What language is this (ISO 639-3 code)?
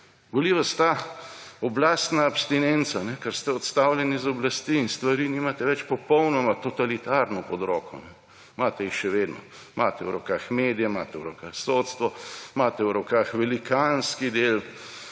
slv